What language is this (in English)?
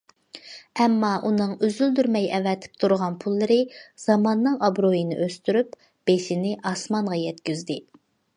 Uyghur